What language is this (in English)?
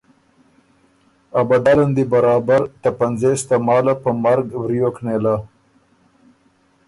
Ormuri